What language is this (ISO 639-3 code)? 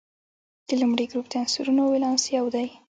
pus